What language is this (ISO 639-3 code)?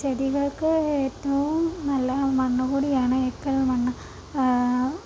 mal